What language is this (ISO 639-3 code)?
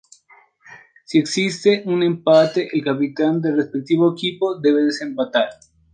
spa